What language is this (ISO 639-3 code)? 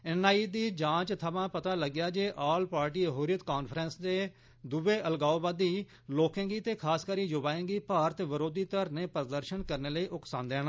doi